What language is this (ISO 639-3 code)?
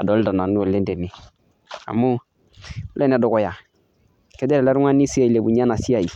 mas